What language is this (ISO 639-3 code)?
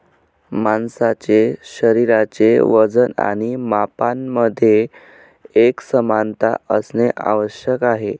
mar